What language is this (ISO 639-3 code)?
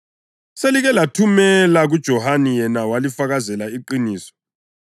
nde